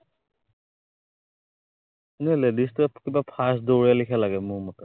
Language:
Assamese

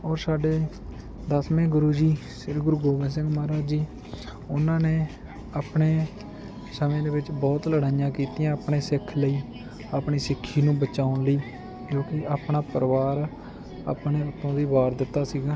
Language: Punjabi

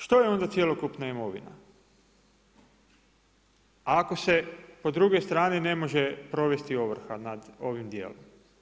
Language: Croatian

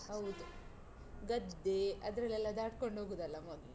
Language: Kannada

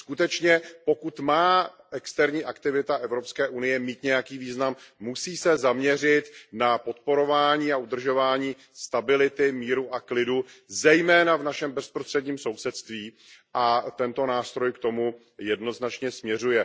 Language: Czech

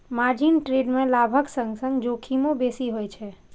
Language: Maithili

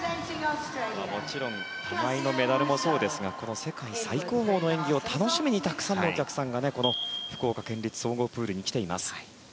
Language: Japanese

